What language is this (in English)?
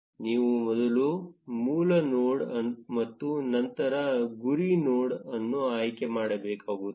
Kannada